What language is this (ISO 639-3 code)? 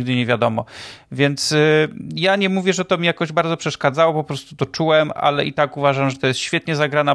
pol